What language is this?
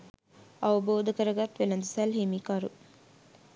Sinhala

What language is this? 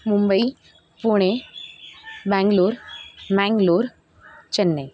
Marathi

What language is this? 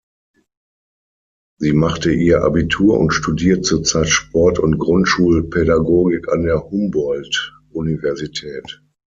German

